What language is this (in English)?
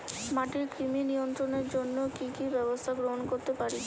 Bangla